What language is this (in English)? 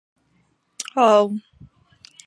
Chinese